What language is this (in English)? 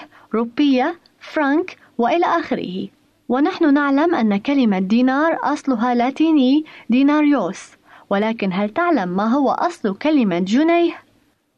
Arabic